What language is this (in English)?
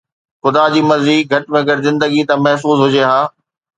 Sindhi